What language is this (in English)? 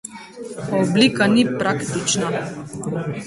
Slovenian